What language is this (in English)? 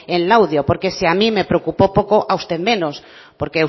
Spanish